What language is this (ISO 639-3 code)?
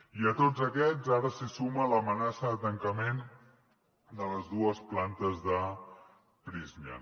cat